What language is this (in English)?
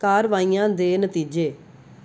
Punjabi